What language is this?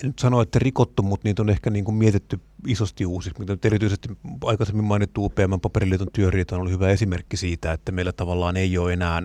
Finnish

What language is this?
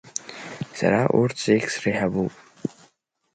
Abkhazian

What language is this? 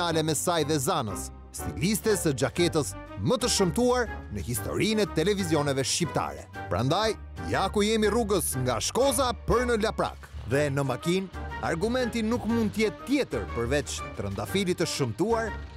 Romanian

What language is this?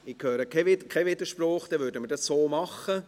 Swiss German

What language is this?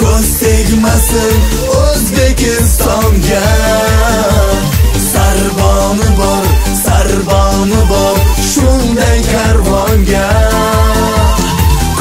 Turkish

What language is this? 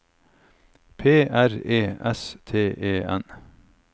Norwegian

